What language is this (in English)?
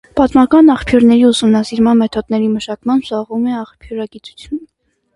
Armenian